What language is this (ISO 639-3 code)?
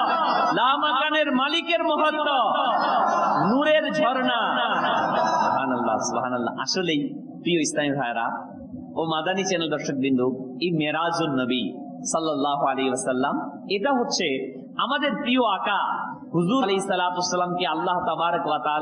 ara